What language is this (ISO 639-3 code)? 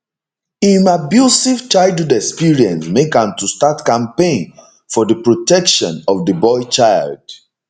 pcm